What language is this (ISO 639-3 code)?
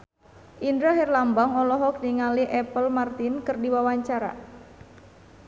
sun